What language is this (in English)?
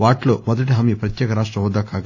Telugu